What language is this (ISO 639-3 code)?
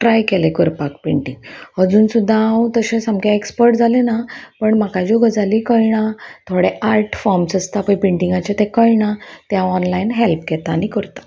kok